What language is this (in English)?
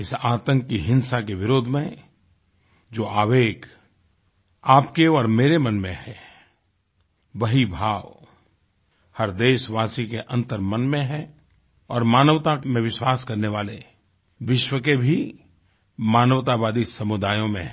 Hindi